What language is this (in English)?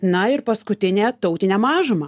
Lithuanian